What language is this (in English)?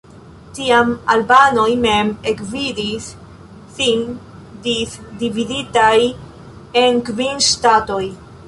Esperanto